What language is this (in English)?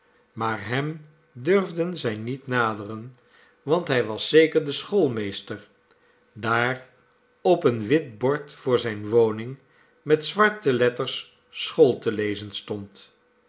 Dutch